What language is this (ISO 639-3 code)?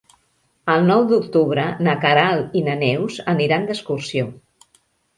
cat